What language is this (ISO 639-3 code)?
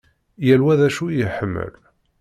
kab